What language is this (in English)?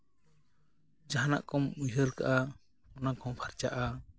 Santali